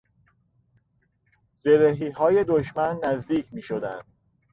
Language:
Persian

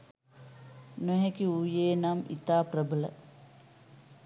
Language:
Sinhala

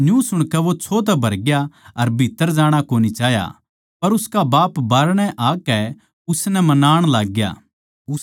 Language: Haryanvi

